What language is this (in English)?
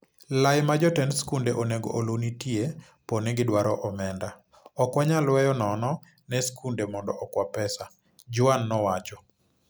Luo (Kenya and Tanzania)